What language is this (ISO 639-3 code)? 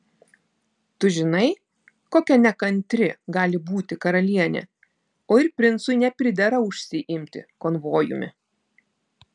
lit